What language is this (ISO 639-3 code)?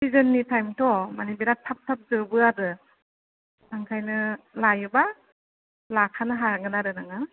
brx